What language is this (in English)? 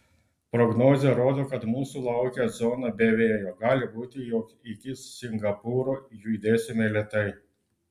Lithuanian